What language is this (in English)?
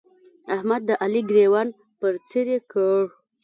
Pashto